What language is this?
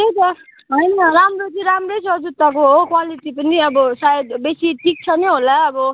Nepali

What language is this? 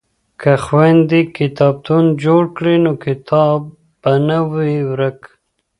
Pashto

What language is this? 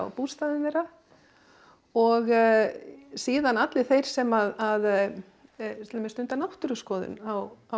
Icelandic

